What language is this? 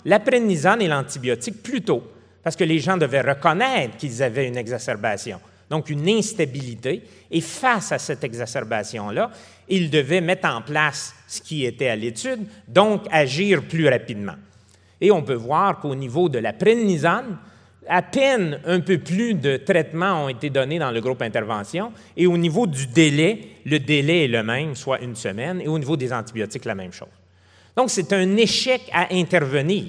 French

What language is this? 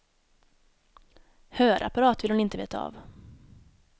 Swedish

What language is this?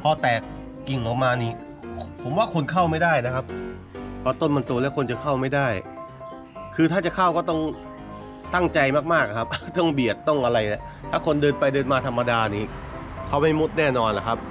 Thai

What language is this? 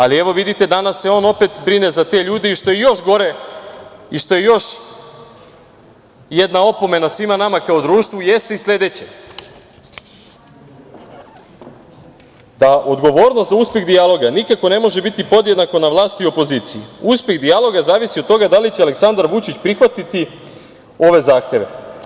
Serbian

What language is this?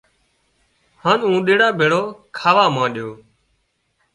Wadiyara Koli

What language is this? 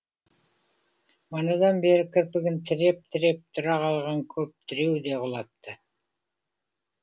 Kazakh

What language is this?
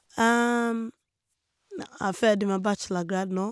Norwegian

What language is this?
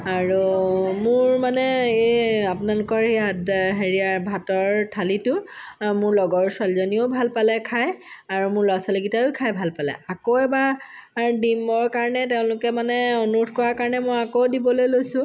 Assamese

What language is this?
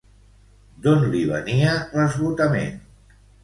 Catalan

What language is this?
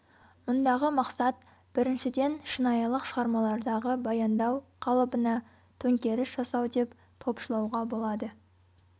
Kazakh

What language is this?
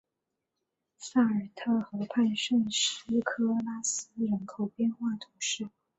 Chinese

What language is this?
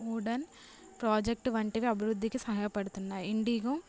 Telugu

